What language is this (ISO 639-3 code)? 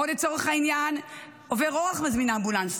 heb